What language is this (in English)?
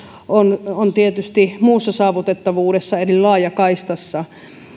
Finnish